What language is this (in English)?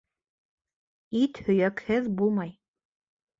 Bashkir